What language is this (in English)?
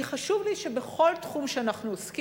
Hebrew